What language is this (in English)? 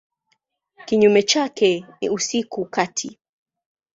Swahili